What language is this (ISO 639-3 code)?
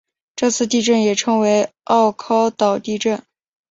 zho